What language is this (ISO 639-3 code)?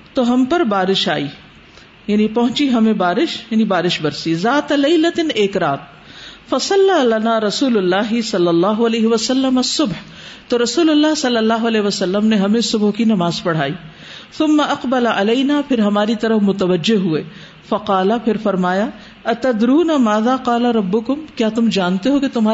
urd